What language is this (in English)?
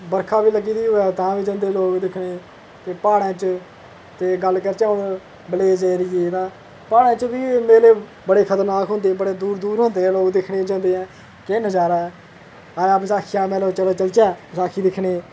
Dogri